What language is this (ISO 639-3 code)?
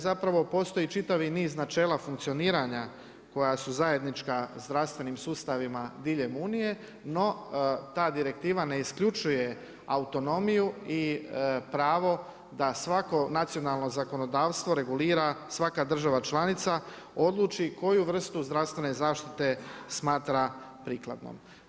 hrv